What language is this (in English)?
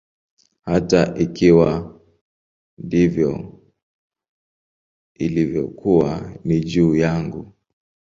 Swahili